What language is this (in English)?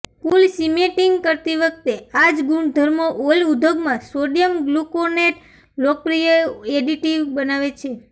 Gujarati